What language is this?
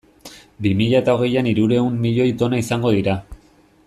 Basque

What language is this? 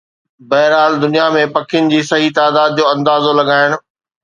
Sindhi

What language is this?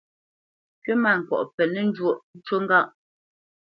Bamenyam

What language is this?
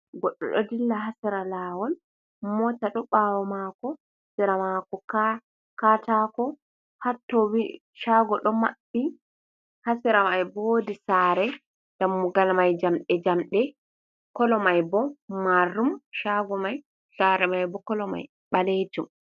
Fula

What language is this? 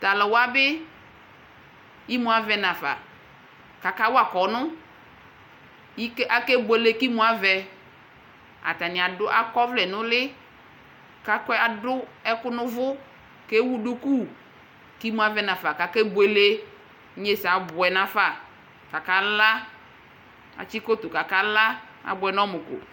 Ikposo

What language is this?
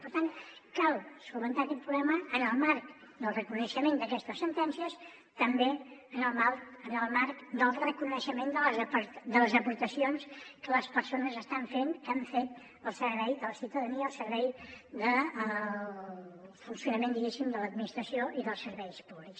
Catalan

